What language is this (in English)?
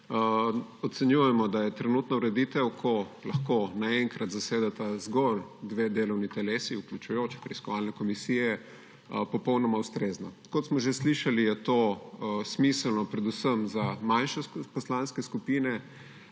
Slovenian